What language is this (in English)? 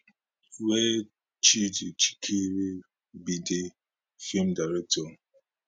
Nigerian Pidgin